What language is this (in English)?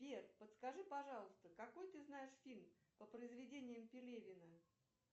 Russian